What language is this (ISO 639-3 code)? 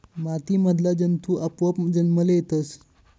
mar